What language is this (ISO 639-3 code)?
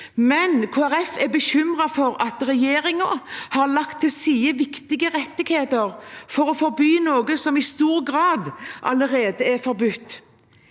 nor